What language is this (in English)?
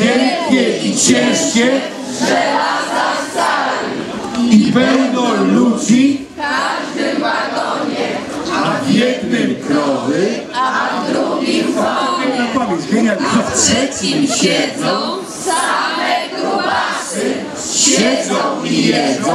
Polish